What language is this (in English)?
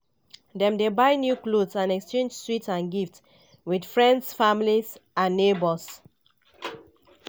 Nigerian Pidgin